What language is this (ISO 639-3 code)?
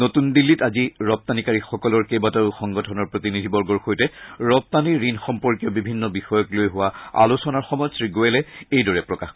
asm